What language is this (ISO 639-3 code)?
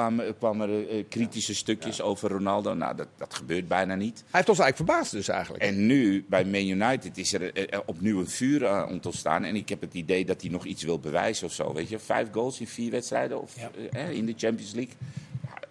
nld